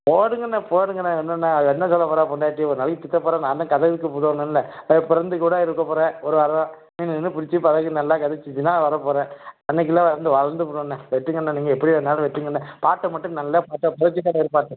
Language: Tamil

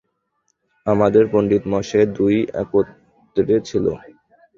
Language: Bangla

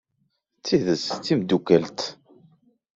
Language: Kabyle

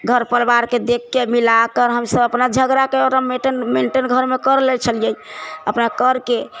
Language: Maithili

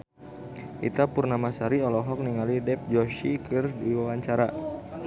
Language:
Sundanese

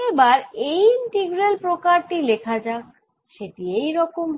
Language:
Bangla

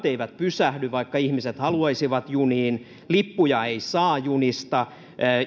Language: Finnish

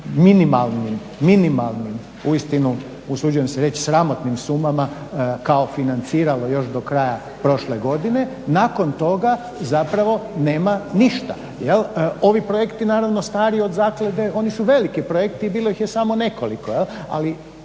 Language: Croatian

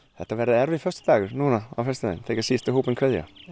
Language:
Icelandic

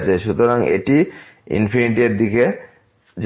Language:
Bangla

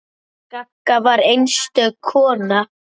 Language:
Icelandic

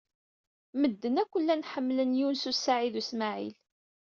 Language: Kabyle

